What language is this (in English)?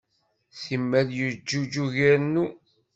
Kabyle